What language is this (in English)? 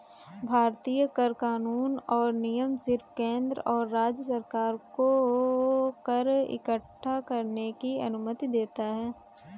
Hindi